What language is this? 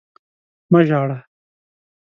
Pashto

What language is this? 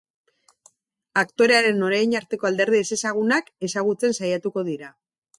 Basque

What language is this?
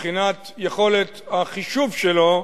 Hebrew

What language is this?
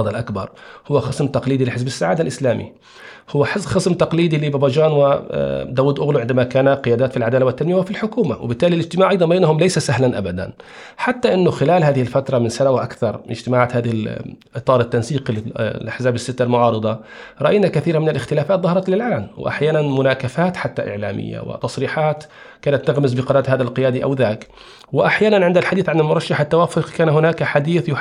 Arabic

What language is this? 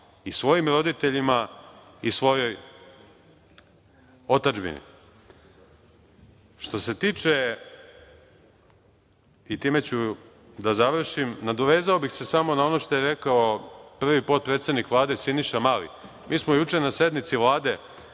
Serbian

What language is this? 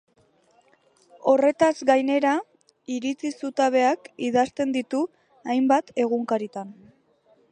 Basque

